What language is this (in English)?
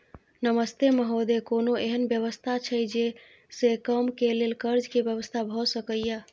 Maithili